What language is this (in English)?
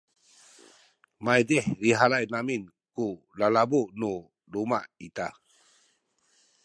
Sakizaya